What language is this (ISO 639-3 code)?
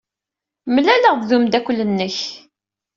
kab